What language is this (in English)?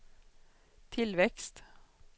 Swedish